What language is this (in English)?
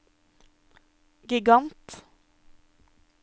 Norwegian